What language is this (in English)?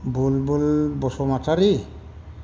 Bodo